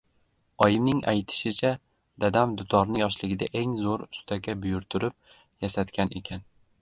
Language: Uzbek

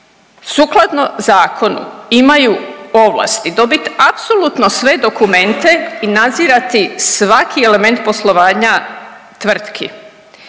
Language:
Croatian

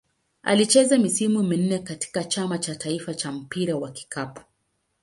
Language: Swahili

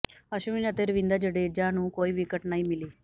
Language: Punjabi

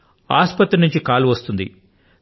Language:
Telugu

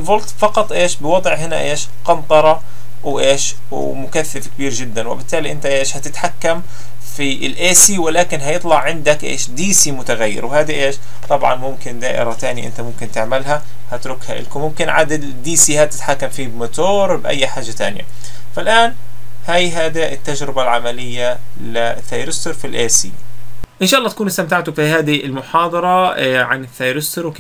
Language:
Arabic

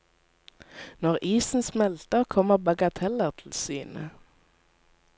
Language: Norwegian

